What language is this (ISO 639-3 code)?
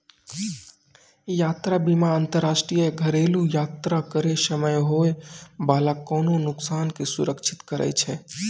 mai